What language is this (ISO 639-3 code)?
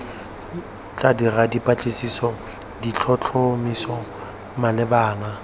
tsn